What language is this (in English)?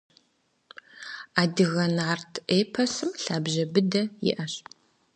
Kabardian